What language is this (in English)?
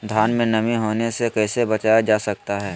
Magahi